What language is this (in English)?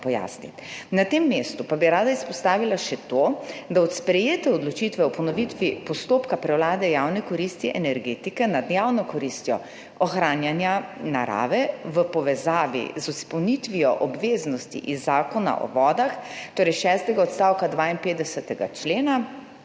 Slovenian